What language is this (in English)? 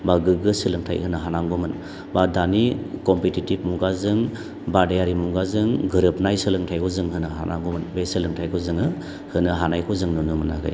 Bodo